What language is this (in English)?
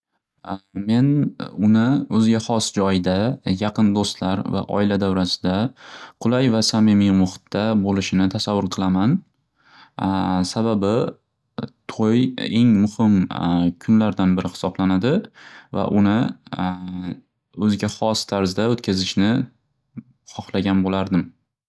Uzbek